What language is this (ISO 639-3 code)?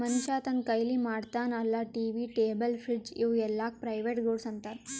kan